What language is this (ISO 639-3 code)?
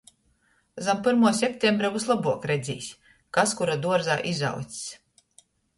ltg